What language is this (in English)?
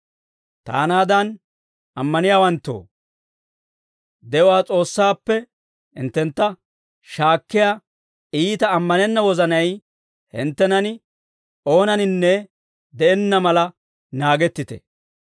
Dawro